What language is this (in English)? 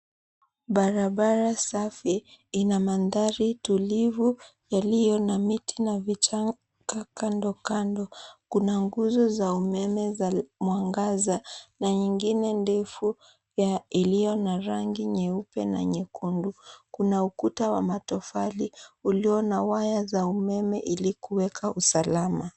Swahili